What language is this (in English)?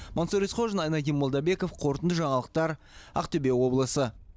Kazakh